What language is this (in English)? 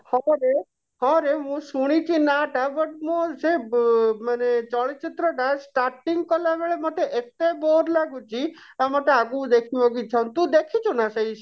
Odia